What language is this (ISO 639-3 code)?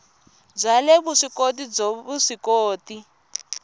tso